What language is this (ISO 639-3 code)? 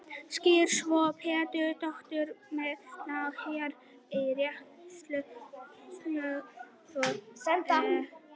isl